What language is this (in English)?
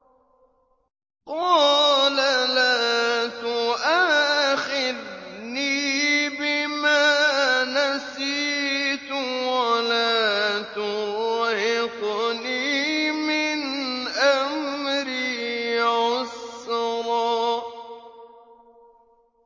Arabic